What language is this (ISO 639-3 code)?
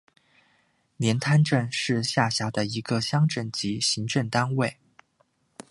zho